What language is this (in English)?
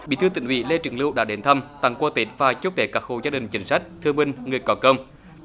Vietnamese